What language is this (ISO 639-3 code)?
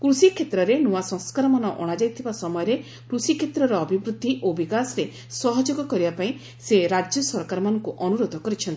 ori